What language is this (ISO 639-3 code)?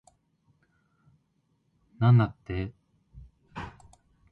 jpn